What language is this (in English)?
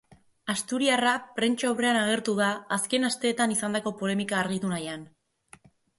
Basque